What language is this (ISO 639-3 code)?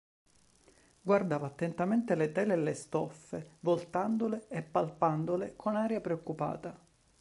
ita